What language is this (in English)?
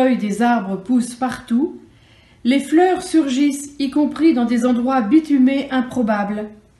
French